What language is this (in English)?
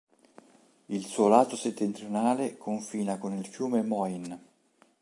Italian